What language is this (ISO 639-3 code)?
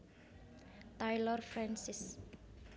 jav